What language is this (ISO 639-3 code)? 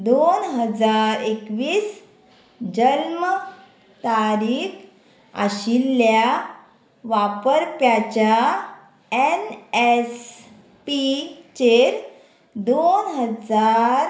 kok